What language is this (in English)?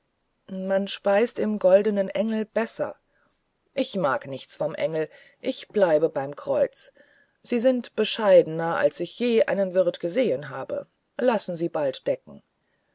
German